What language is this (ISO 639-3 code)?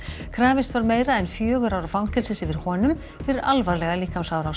isl